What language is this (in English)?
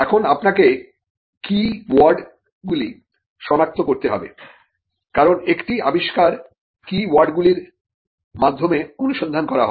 Bangla